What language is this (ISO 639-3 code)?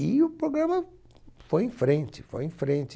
por